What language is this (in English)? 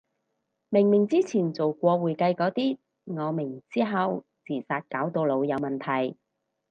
Cantonese